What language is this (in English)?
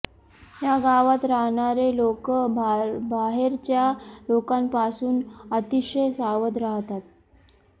Marathi